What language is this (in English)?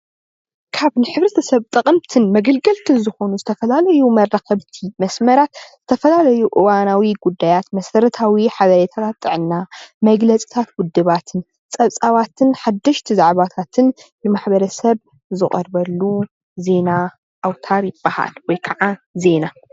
Tigrinya